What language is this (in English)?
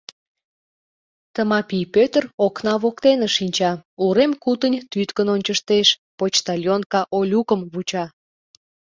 Mari